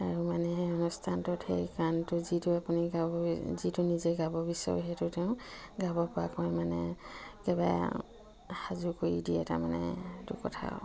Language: Assamese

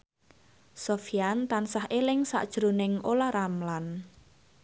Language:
Javanese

